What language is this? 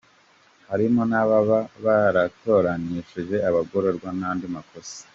Kinyarwanda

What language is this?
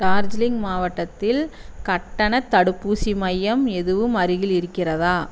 Tamil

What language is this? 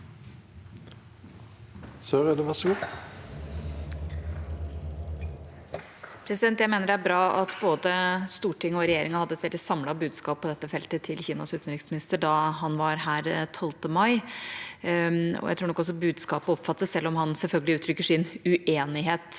Norwegian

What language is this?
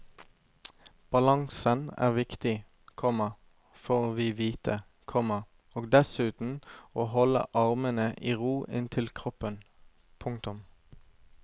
Norwegian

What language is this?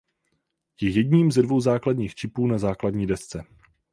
Czech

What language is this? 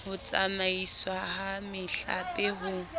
Southern Sotho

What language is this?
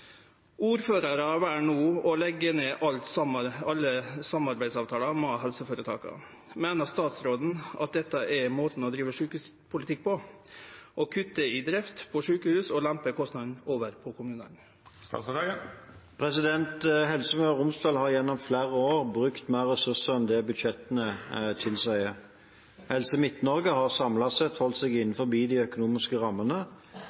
Norwegian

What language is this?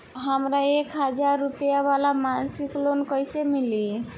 Bhojpuri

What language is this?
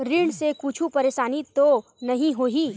Chhattisgarhi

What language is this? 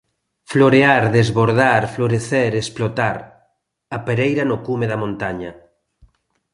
Galician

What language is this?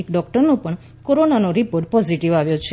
Gujarati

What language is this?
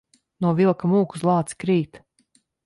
Latvian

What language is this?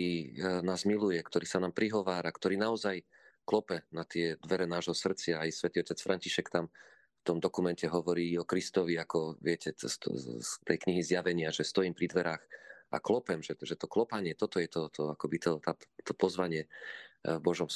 Slovak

